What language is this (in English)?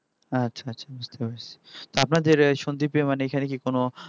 Bangla